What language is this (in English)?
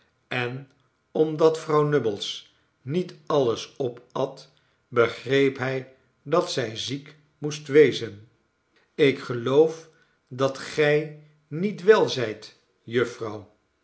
Dutch